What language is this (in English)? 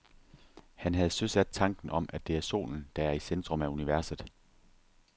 Danish